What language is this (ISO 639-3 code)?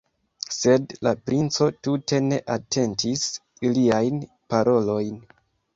epo